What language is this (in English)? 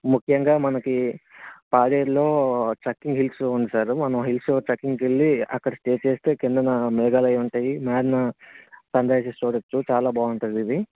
Telugu